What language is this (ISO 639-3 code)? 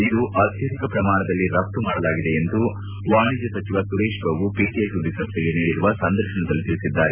kan